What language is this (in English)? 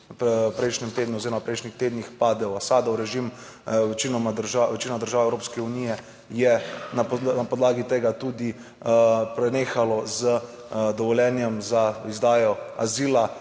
Slovenian